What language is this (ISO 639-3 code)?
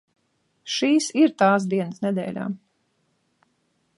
lav